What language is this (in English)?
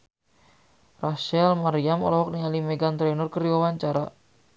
Sundanese